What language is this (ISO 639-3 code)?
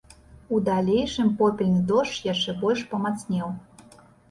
bel